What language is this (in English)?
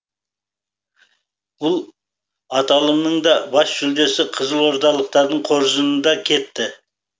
Kazakh